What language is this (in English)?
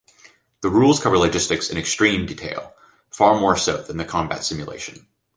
English